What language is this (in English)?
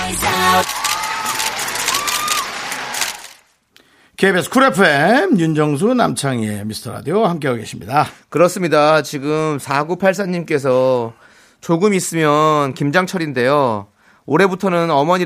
Korean